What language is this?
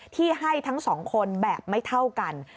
Thai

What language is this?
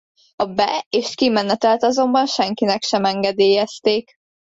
Hungarian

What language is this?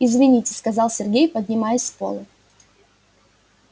Russian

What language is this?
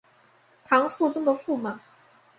Chinese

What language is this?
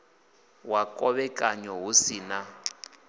Venda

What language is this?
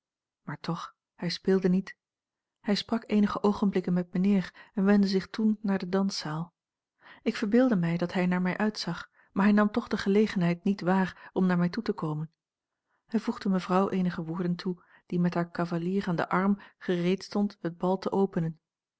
Dutch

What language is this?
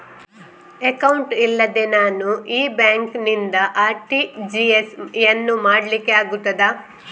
Kannada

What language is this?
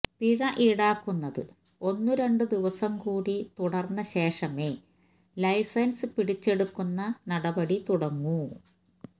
Malayalam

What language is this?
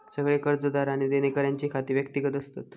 Marathi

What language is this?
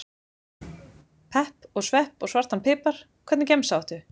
Icelandic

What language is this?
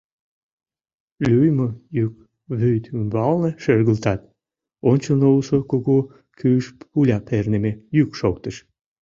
Mari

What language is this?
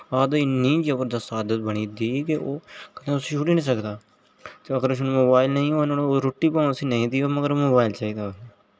Dogri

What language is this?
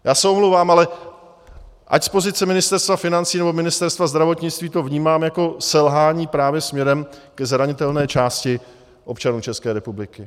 Czech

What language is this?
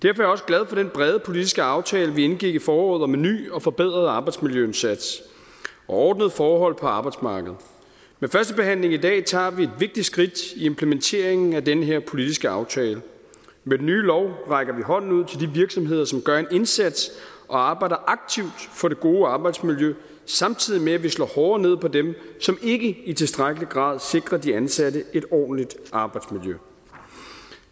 Danish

